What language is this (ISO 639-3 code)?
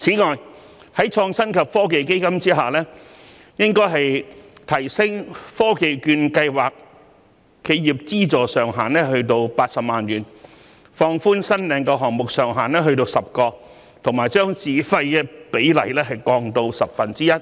yue